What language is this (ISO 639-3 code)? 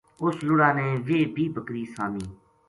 gju